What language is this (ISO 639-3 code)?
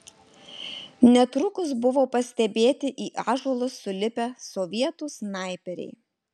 lit